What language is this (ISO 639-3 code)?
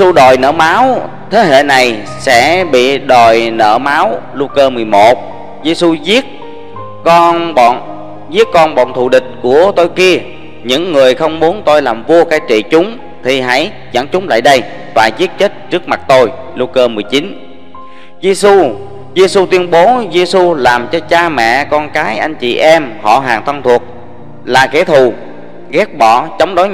vie